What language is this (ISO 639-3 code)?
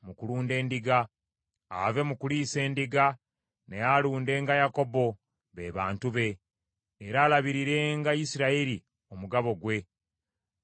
lug